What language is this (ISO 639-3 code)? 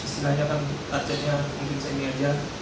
ind